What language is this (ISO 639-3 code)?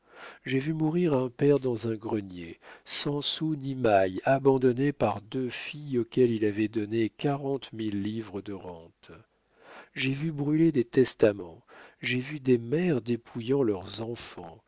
fra